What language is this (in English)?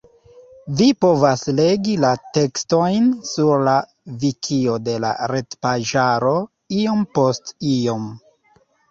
Esperanto